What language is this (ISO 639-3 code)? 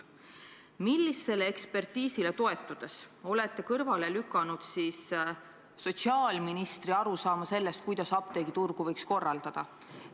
est